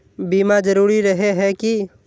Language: Magahi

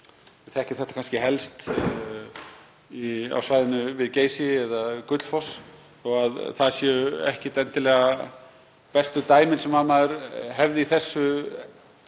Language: Icelandic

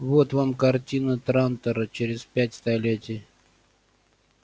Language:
Russian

